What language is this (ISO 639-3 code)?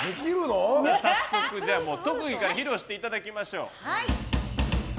jpn